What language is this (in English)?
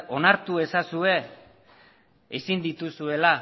Basque